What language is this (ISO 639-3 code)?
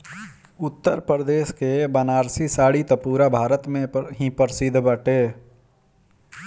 bho